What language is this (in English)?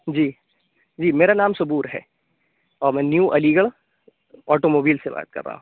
Urdu